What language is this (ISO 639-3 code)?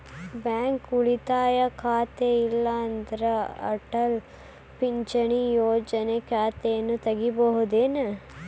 kan